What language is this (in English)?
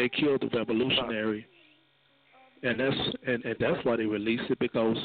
English